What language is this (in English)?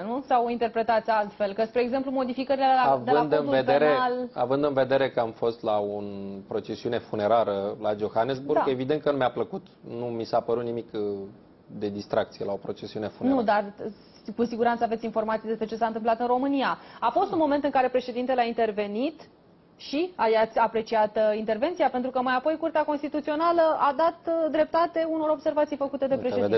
Romanian